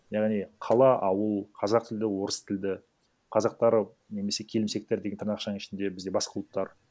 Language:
Kazakh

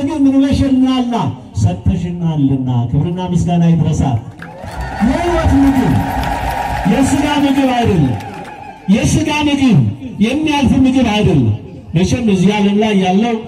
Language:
Turkish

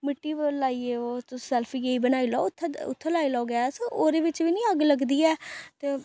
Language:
Dogri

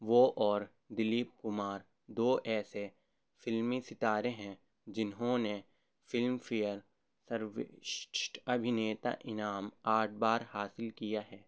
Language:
Urdu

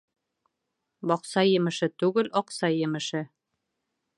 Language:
Bashkir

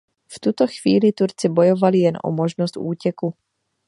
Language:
Czech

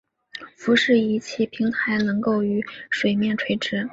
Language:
Chinese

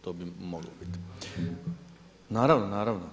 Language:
Croatian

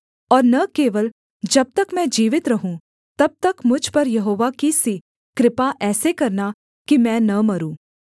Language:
Hindi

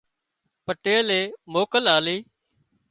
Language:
Wadiyara Koli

